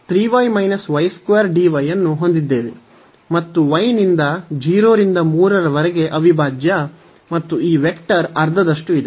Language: Kannada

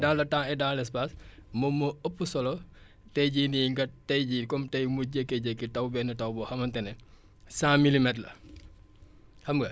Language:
Wolof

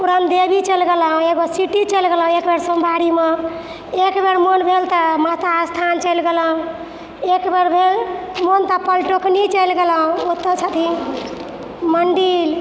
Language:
Maithili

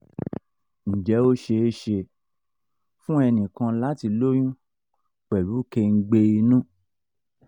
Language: Yoruba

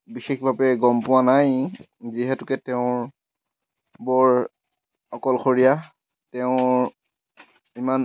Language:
Assamese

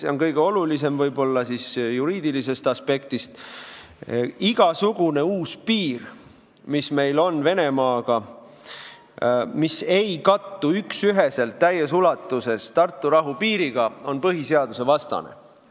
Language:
Estonian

